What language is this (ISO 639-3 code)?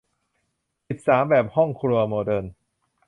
tha